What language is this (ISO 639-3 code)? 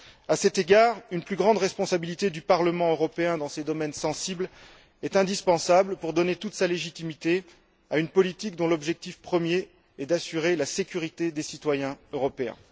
fra